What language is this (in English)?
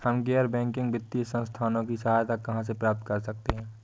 Hindi